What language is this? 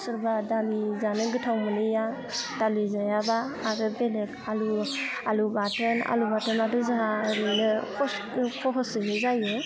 Bodo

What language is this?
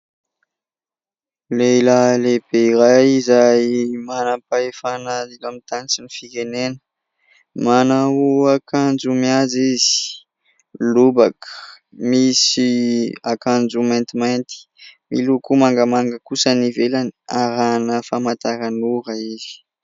Malagasy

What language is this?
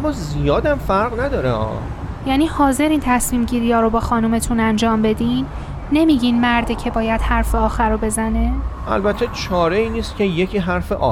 Persian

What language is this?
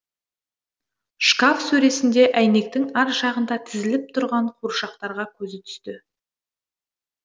Kazakh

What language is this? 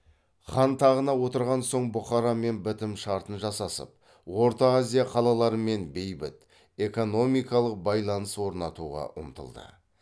Kazakh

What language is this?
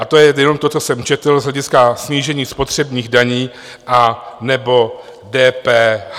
Czech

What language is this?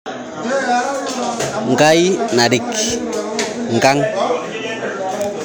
Masai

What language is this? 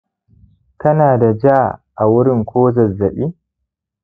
Hausa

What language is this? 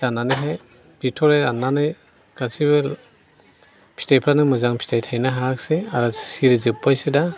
Bodo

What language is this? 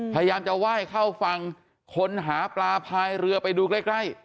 Thai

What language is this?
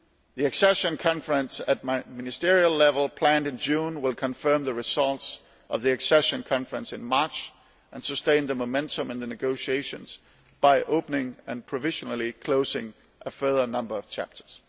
English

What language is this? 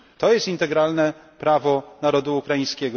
Polish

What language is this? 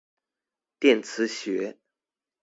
Chinese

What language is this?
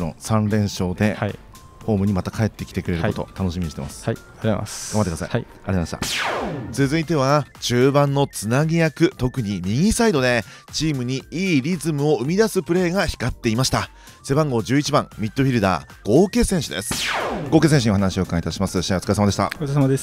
Japanese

